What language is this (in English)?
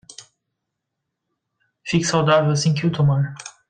Portuguese